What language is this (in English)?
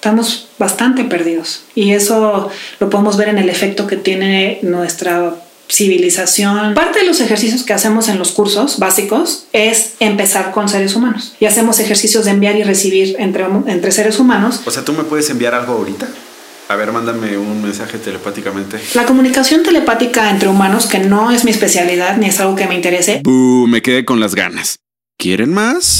Spanish